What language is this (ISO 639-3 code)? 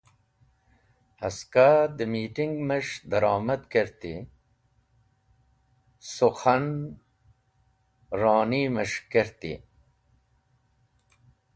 wbl